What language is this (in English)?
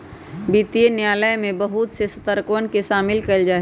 Magahi